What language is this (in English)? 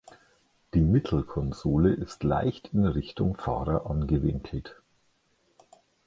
German